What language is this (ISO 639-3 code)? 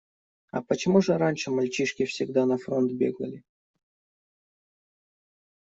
rus